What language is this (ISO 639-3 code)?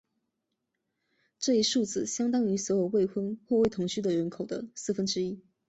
zho